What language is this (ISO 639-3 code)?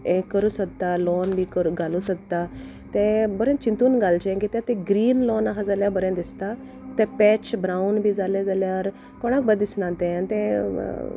kok